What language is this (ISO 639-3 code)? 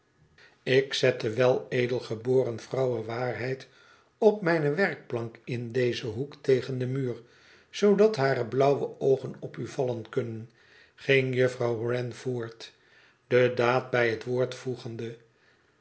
nld